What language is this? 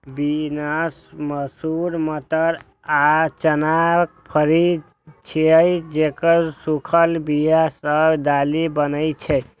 Maithili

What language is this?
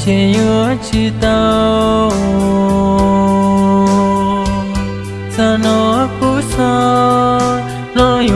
Vietnamese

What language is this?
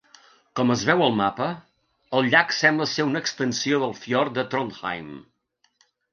Catalan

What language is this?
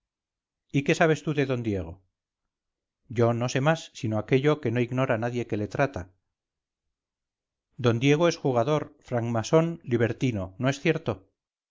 Spanish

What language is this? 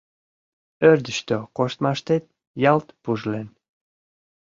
Mari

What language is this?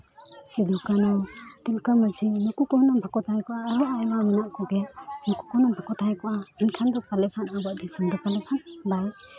Santali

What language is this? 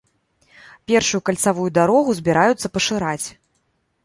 Belarusian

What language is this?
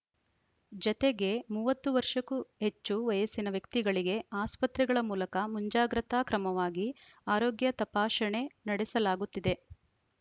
Kannada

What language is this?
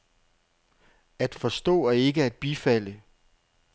Danish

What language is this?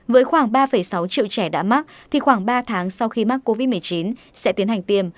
Vietnamese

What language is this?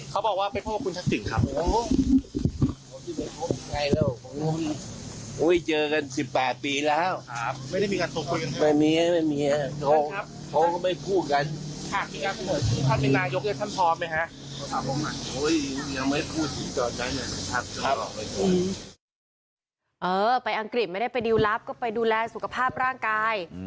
Thai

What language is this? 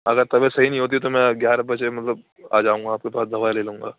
Urdu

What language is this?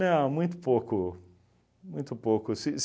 Portuguese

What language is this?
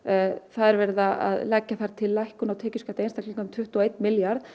Icelandic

